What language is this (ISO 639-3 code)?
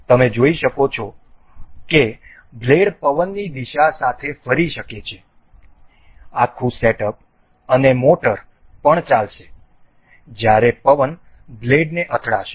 guj